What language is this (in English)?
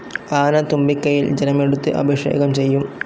Malayalam